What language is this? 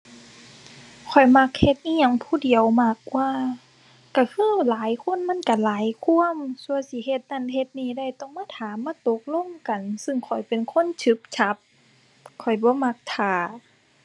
Thai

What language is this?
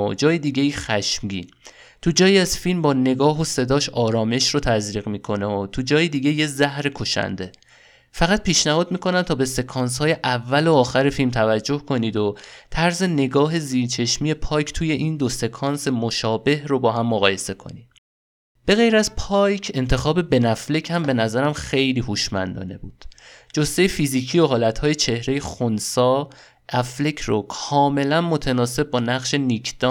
Persian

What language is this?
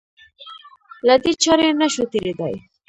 Pashto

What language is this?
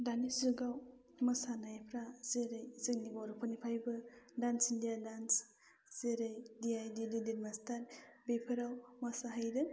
Bodo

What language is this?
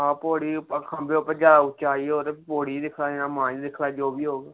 Dogri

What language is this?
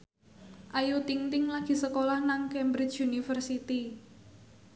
Javanese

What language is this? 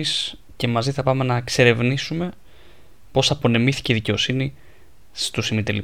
Greek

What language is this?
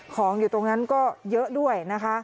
Thai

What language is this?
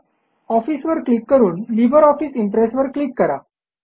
Marathi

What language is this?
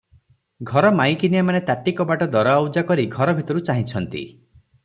Odia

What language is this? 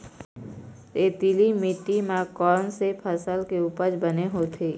Chhattisgarhi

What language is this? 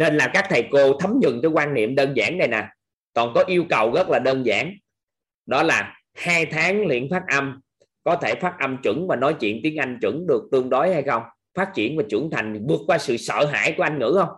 Vietnamese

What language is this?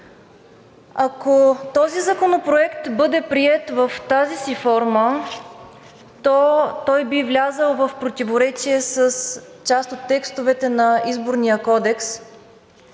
Bulgarian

